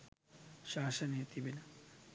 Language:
Sinhala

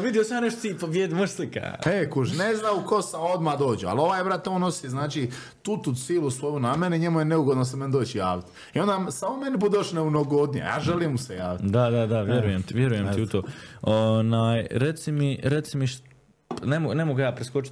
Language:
Croatian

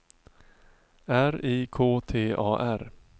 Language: Swedish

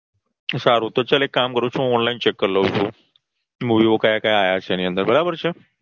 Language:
Gujarati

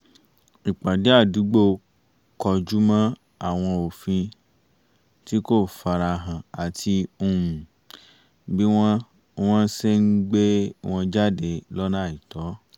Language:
Yoruba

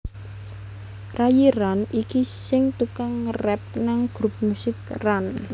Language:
Javanese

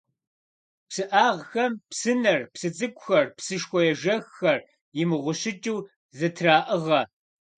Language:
Kabardian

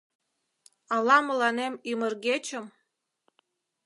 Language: Mari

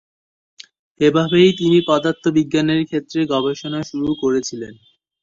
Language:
Bangla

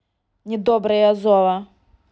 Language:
Russian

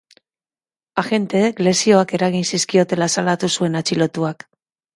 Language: Basque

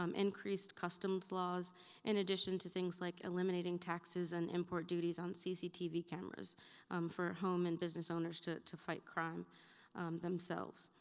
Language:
English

